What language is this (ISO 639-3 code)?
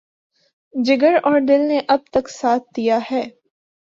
urd